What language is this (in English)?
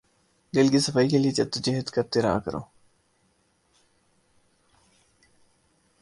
Urdu